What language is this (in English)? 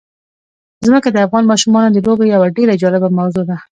Pashto